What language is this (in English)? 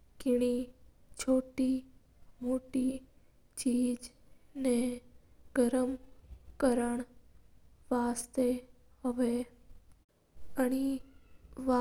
Mewari